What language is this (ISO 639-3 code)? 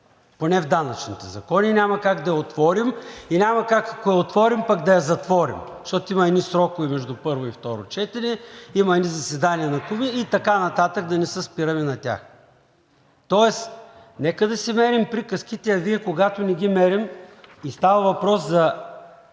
bul